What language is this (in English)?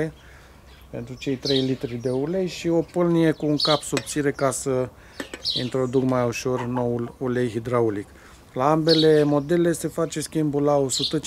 Romanian